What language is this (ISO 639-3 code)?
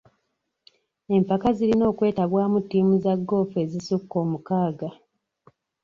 lug